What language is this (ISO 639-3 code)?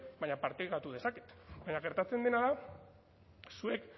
eus